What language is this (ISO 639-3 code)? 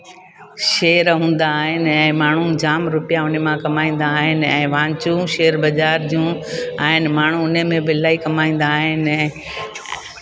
snd